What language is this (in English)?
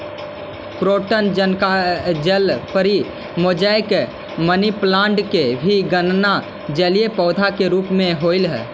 Magahi